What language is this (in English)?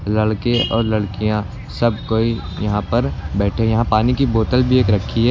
Hindi